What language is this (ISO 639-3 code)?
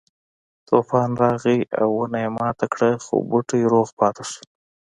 pus